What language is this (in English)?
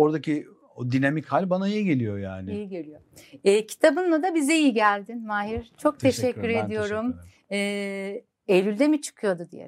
Turkish